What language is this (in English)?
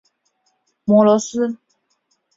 Chinese